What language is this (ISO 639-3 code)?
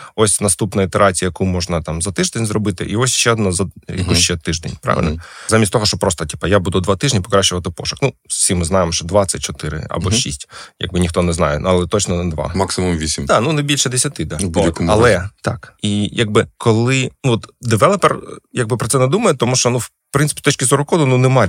ukr